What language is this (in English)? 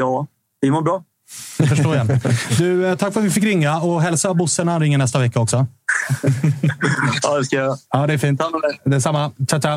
Swedish